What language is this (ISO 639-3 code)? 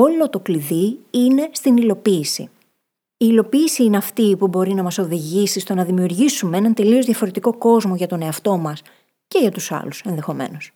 ell